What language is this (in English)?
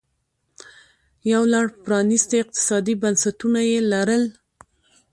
Pashto